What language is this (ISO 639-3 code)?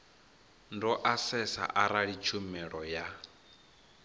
ven